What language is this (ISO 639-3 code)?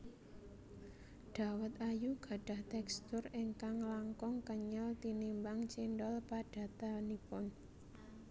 jav